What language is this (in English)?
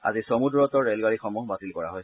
Assamese